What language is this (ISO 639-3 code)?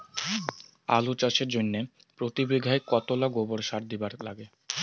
ben